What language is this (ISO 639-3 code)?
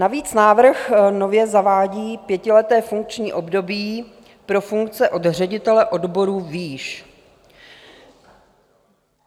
ces